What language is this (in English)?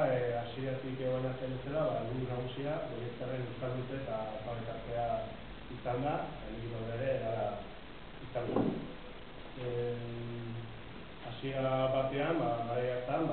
Greek